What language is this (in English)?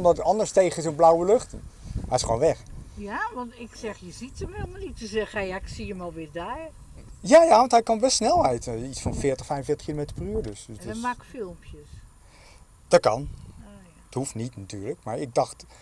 Dutch